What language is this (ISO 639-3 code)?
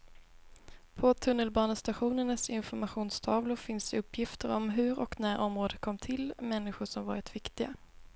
swe